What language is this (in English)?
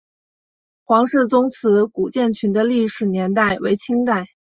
Chinese